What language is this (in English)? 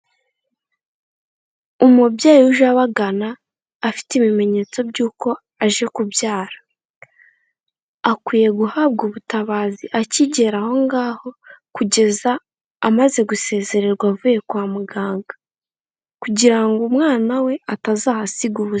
Kinyarwanda